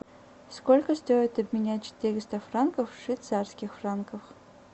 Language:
Russian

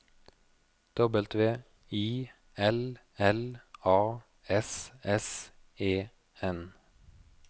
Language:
Norwegian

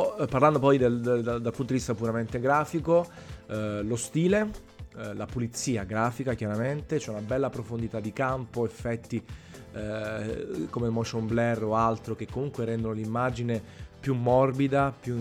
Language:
Italian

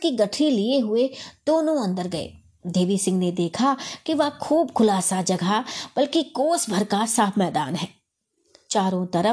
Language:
Hindi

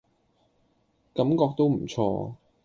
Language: Cantonese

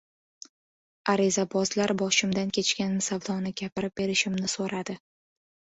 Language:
Uzbek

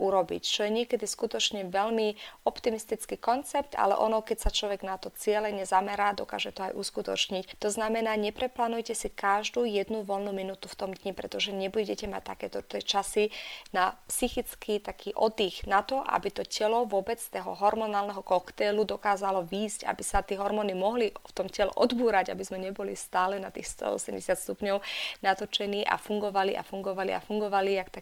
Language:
Slovak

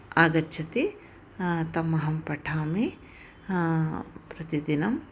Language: Sanskrit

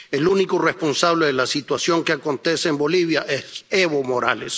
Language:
Spanish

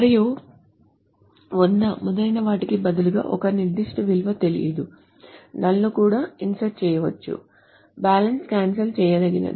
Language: Telugu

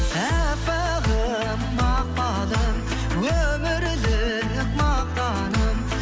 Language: Kazakh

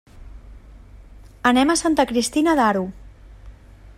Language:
Catalan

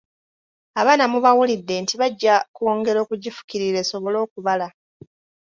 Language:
Ganda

